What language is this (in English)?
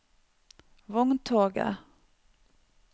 Norwegian